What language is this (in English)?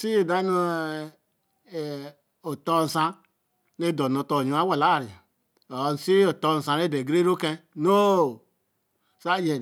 Eleme